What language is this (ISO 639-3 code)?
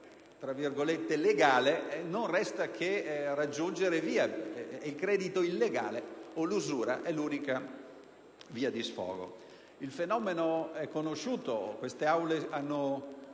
ita